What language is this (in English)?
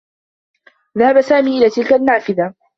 Arabic